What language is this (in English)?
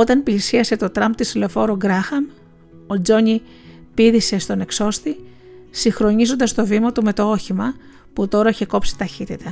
Greek